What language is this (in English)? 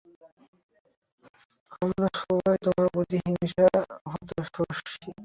Bangla